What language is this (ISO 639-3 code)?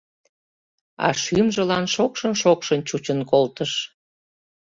chm